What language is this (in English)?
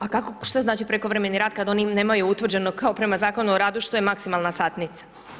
Croatian